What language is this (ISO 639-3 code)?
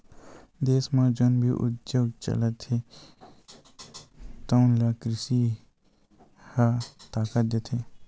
hne